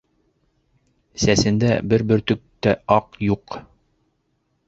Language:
Bashkir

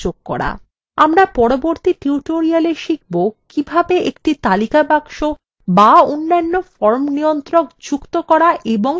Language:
Bangla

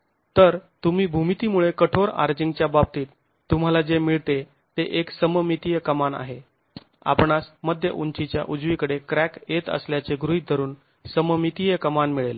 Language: Marathi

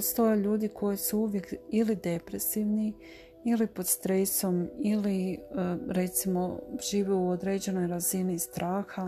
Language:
Croatian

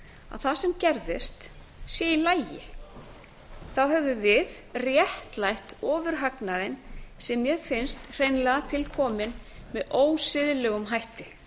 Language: Icelandic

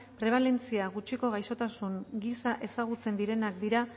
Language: Basque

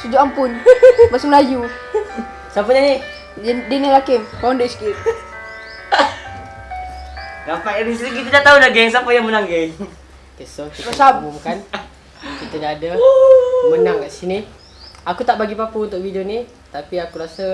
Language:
Malay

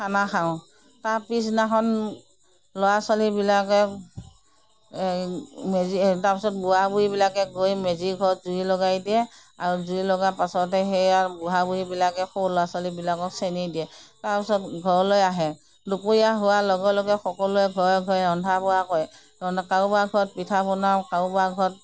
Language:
Assamese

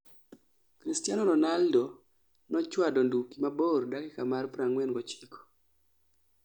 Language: Luo (Kenya and Tanzania)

